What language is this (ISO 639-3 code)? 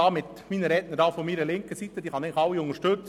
gsw